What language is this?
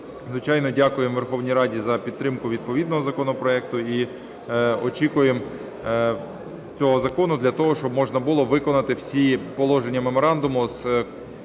Ukrainian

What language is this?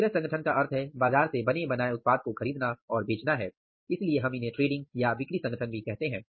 Hindi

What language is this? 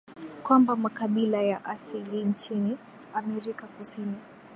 Swahili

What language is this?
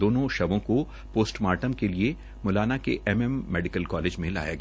Hindi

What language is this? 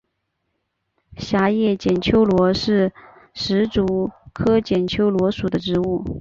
Chinese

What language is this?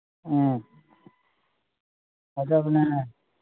Manipuri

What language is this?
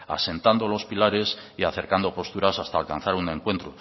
Spanish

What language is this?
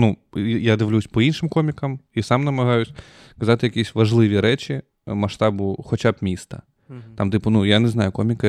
Ukrainian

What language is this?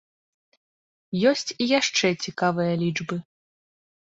Belarusian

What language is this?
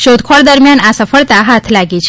Gujarati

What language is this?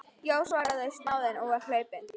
Icelandic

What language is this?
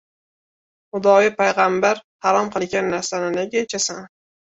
Uzbek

